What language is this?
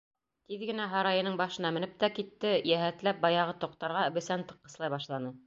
Bashkir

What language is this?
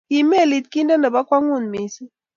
Kalenjin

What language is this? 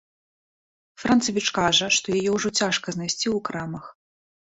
Belarusian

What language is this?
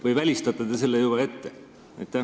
Estonian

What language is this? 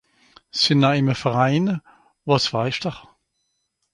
Swiss German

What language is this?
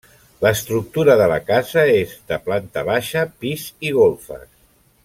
Catalan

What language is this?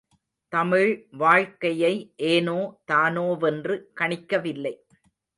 Tamil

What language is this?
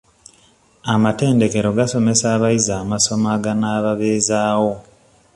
Ganda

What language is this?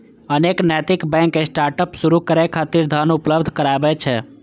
Maithili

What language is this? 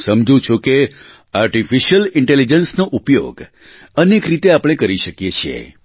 Gujarati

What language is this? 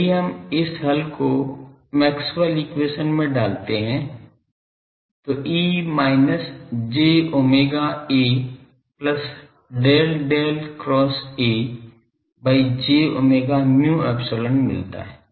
Hindi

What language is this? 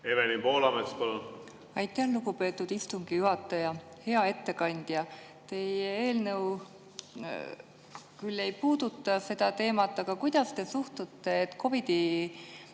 Estonian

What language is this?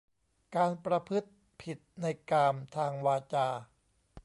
Thai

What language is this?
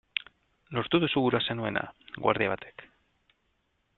Basque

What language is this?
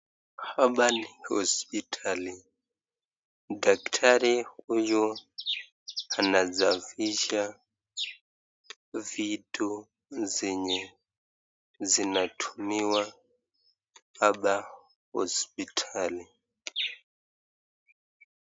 Swahili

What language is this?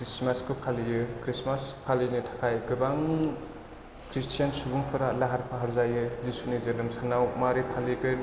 Bodo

